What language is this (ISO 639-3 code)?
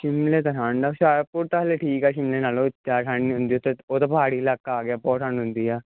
pan